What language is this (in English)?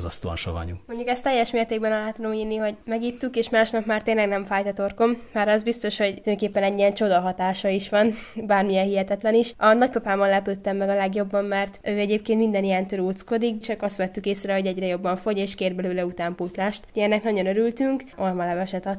Hungarian